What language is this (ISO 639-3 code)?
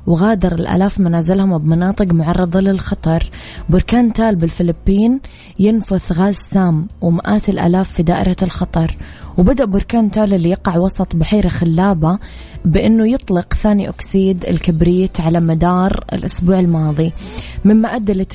ara